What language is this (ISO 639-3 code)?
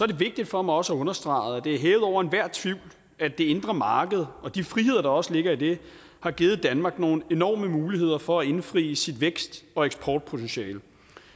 dan